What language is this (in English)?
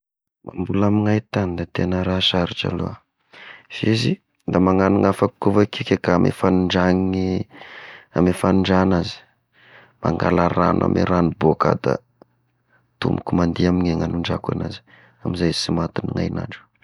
Tesaka Malagasy